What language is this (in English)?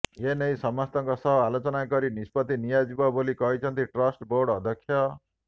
Odia